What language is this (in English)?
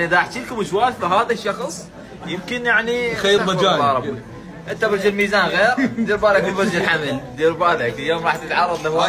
Arabic